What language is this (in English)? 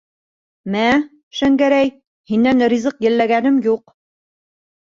Bashkir